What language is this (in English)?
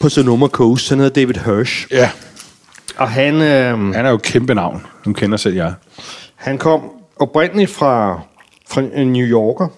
Danish